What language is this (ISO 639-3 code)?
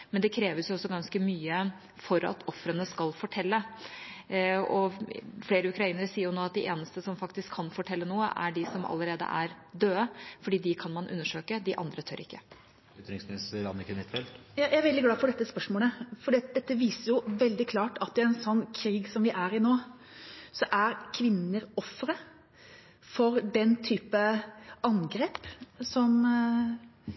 nob